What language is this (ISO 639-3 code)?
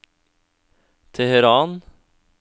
nor